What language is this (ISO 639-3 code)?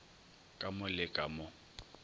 nso